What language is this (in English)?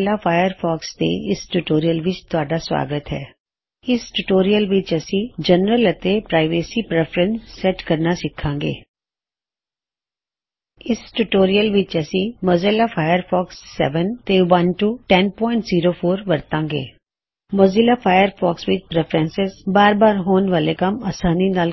Punjabi